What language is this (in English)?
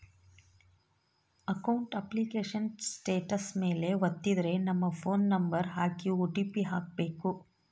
Kannada